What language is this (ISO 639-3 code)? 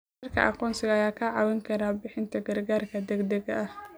som